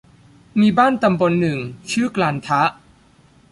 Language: Thai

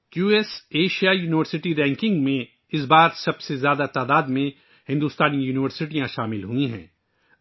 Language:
Urdu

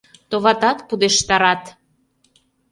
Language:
Mari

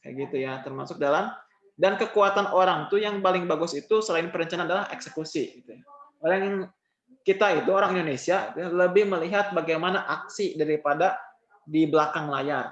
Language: Indonesian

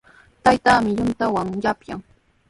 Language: Sihuas Ancash Quechua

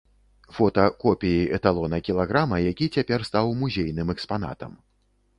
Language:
Belarusian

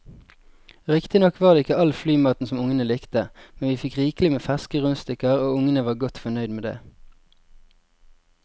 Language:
Norwegian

